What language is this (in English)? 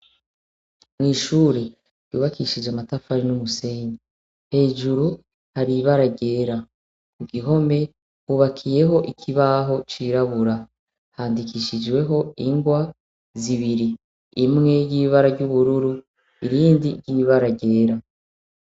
Rundi